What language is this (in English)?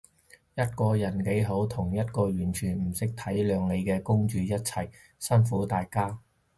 Cantonese